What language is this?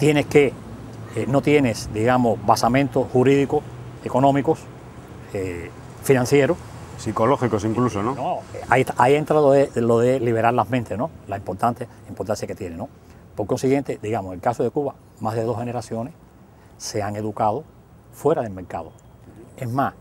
Spanish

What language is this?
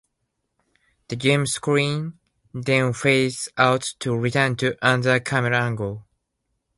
English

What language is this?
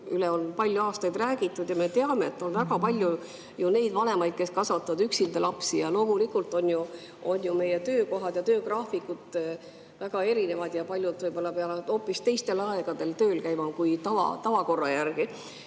Estonian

